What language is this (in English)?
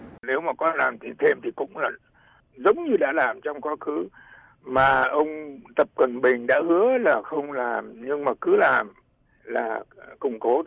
Vietnamese